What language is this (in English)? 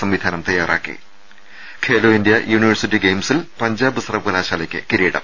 Malayalam